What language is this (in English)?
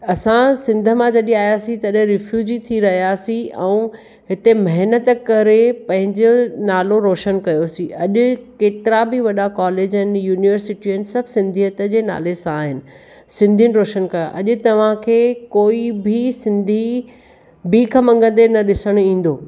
Sindhi